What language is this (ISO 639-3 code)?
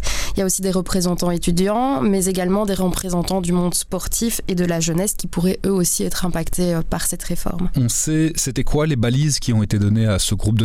fra